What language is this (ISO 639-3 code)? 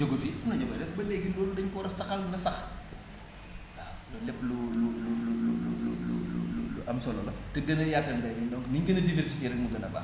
wol